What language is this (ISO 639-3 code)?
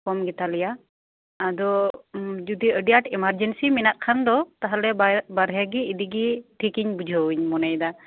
sat